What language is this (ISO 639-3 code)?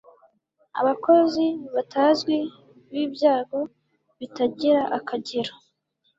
kin